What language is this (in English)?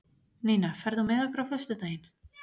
Icelandic